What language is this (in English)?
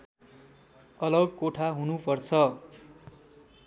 Nepali